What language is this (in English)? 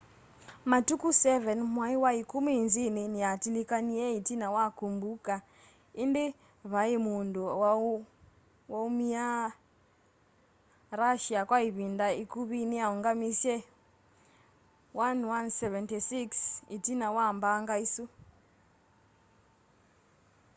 Kamba